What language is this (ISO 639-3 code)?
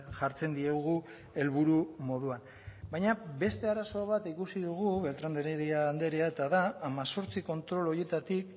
eus